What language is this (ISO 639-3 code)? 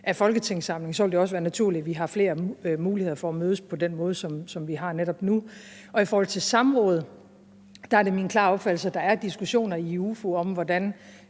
dan